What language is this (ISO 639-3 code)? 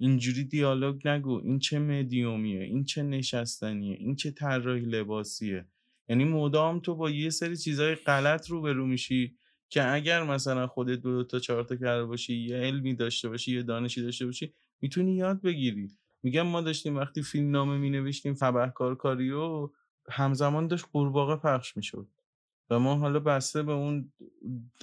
fas